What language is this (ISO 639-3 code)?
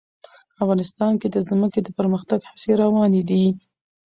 pus